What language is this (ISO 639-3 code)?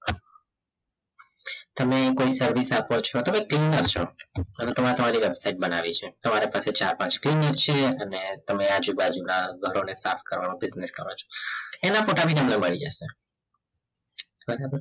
guj